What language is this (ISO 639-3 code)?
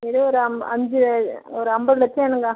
tam